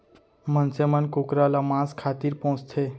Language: Chhattisgarhi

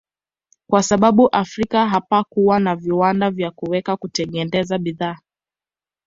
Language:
Swahili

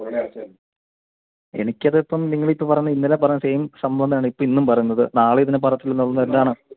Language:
Malayalam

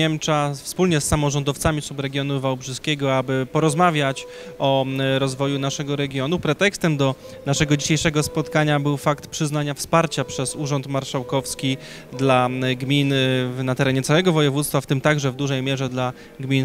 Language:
Polish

